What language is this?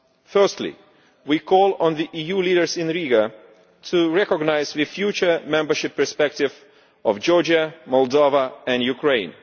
English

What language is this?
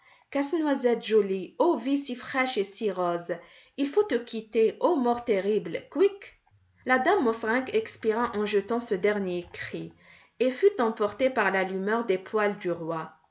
French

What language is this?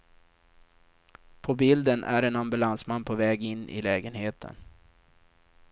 Swedish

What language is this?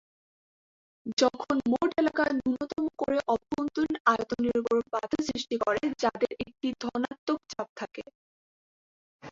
Bangla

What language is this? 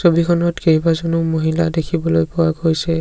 Assamese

